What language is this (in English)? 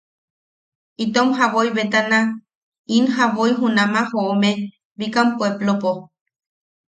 Yaqui